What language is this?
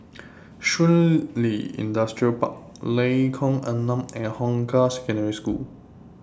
English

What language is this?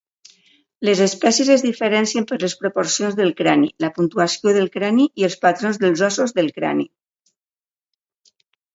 Catalan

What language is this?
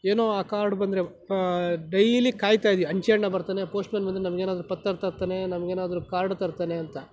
Kannada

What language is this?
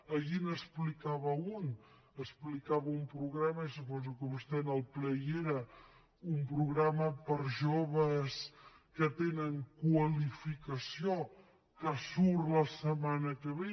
Catalan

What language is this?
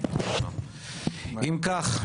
Hebrew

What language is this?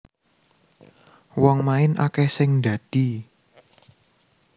Javanese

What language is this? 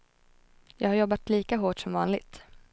Swedish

